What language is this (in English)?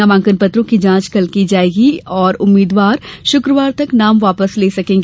Hindi